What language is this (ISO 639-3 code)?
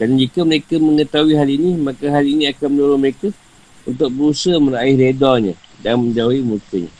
msa